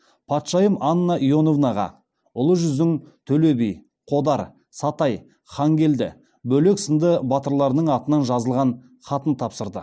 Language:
Kazakh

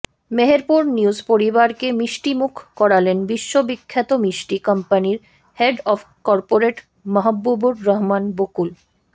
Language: Bangla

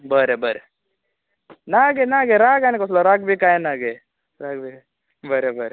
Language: Konkani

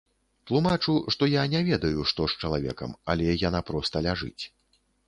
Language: Belarusian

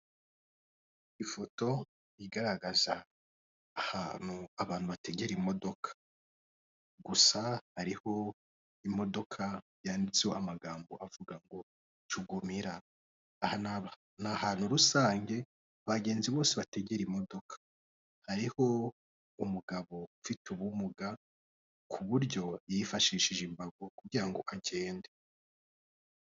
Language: Kinyarwanda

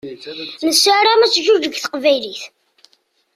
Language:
Kabyle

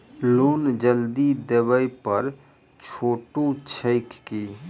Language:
Maithili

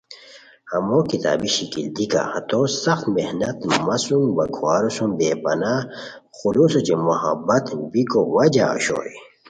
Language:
Khowar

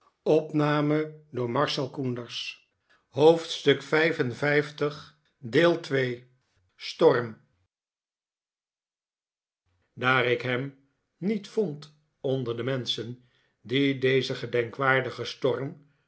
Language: Dutch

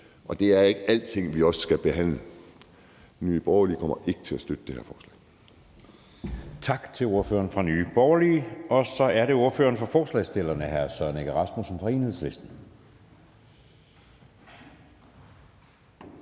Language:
Danish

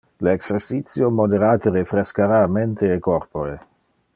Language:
Interlingua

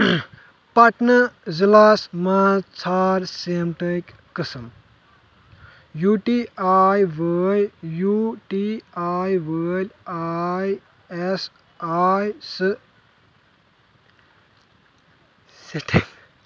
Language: Kashmiri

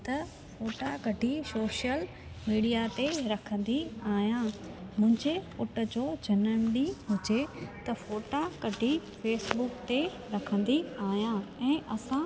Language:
Sindhi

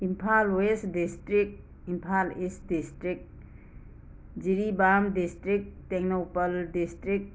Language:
Manipuri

